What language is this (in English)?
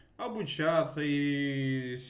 Russian